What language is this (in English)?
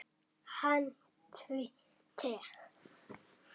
Icelandic